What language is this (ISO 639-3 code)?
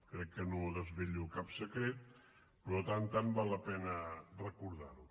cat